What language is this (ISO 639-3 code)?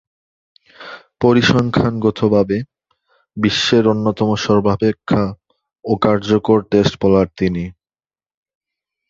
ben